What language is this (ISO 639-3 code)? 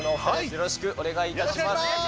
jpn